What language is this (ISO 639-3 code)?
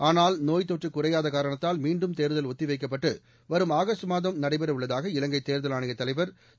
tam